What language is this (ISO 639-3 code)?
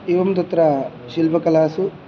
san